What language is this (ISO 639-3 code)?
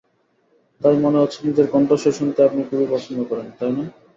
ben